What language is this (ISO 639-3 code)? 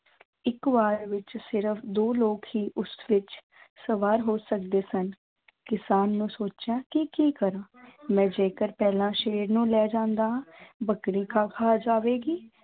pan